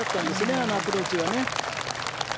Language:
Japanese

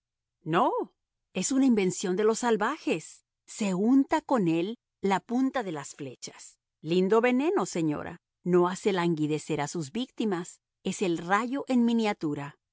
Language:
Spanish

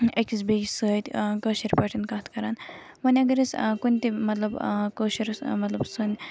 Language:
Kashmiri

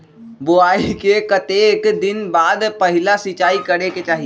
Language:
Magahi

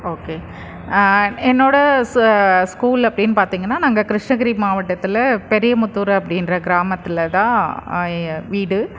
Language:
Tamil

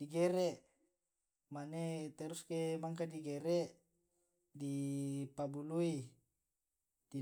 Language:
Tae'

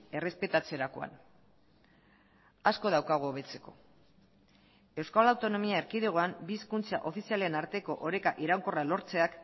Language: Basque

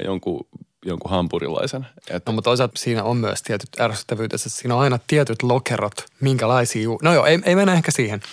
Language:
Finnish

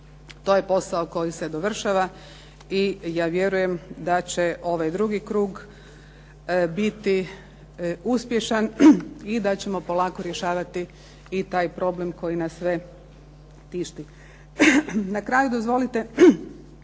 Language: Croatian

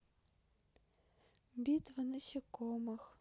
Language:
Russian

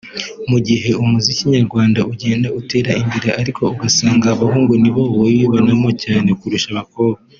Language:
Kinyarwanda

